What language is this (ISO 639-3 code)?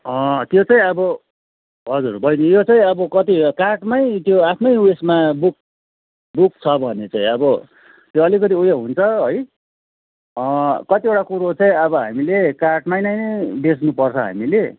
nep